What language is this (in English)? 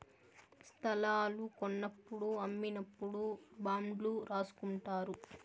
Telugu